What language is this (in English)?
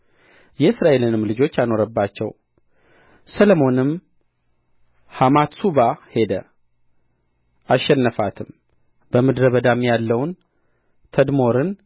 Amharic